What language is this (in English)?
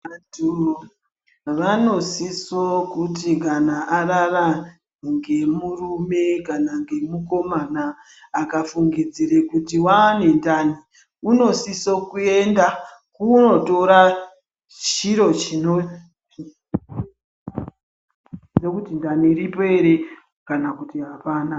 Ndau